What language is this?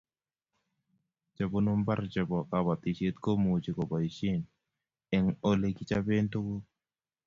Kalenjin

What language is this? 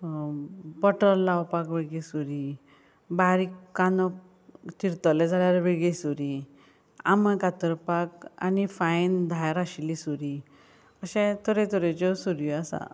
Konkani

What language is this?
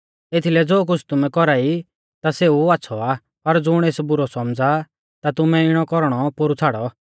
Mahasu Pahari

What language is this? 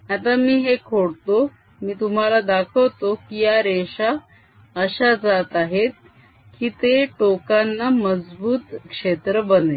Marathi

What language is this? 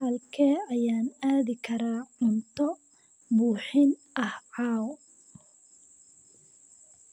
Somali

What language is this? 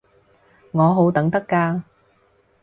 Cantonese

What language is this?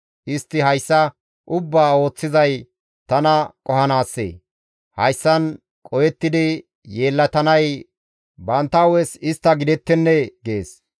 Gamo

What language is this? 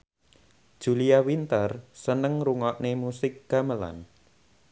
Javanese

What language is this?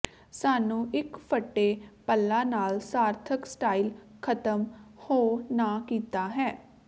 Punjabi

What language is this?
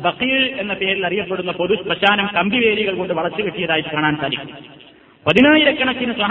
Malayalam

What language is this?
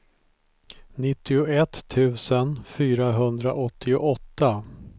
Swedish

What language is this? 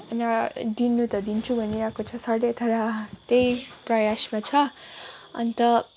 Nepali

